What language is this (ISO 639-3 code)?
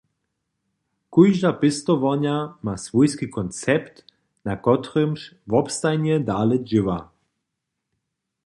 hsb